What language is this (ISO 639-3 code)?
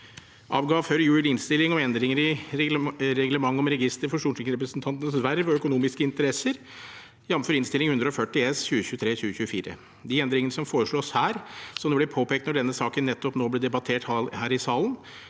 nor